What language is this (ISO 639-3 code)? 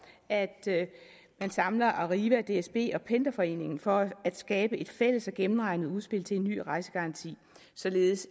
dan